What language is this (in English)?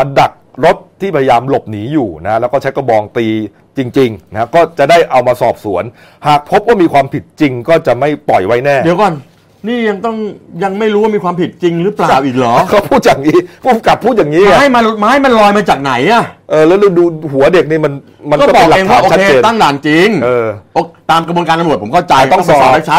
Thai